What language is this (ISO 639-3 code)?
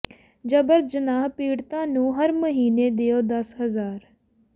pan